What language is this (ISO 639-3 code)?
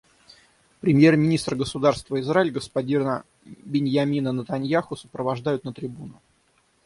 rus